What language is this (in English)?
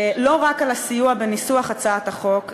Hebrew